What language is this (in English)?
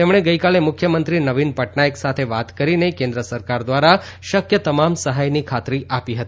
Gujarati